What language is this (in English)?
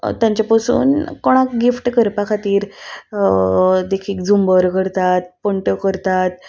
Konkani